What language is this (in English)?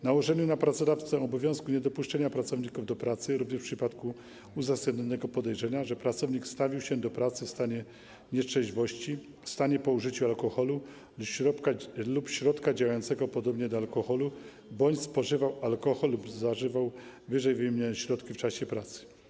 Polish